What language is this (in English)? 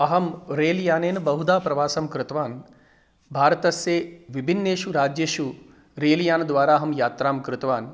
Sanskrit